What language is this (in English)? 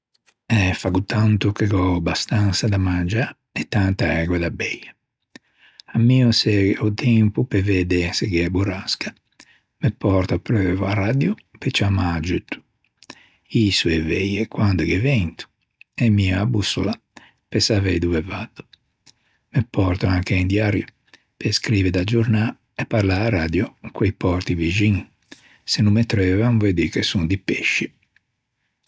Ligurian